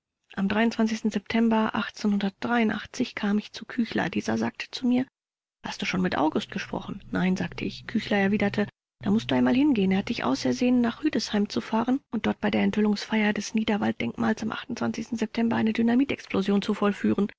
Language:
German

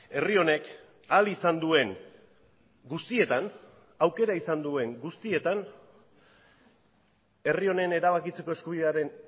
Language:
Basque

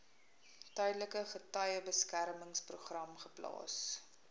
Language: Afrikaans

